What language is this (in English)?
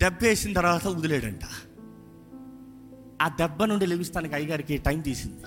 Telugu